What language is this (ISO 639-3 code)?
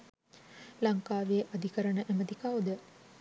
sin